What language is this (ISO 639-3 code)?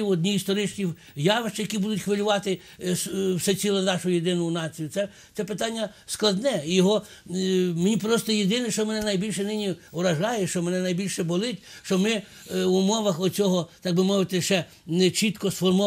ukr